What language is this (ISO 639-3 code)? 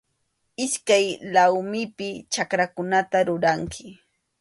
qxu